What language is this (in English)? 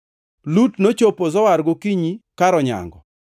Luo (Kenya and Tanzania)